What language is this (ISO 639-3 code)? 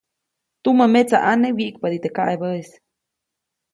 zoc